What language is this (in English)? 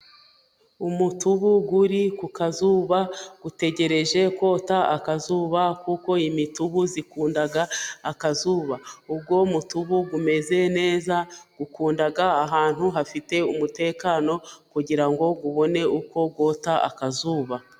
Kinyarwanda